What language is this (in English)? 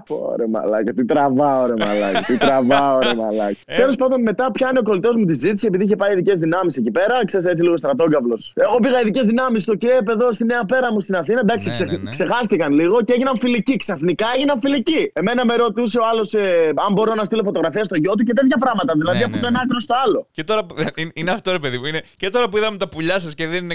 Greek